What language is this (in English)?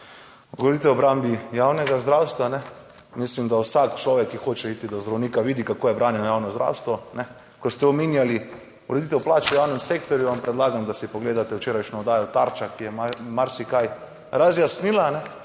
Slovenian